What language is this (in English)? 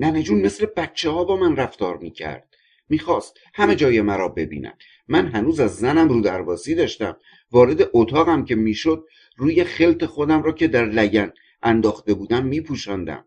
Persian